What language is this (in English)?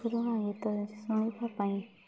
Odia